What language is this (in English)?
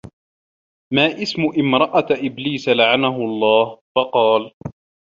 Arabic